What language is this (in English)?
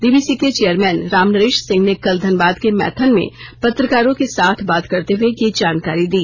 Hindi